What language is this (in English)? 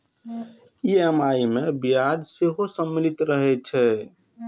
Maithili